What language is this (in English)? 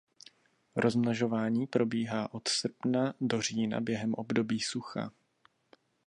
Czech